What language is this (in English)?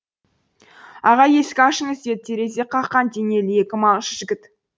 Kazakh